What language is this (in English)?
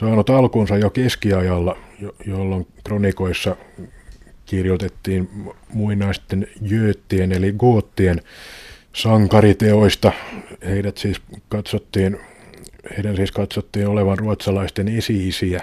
Finnish